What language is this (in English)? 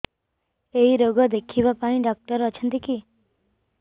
Odia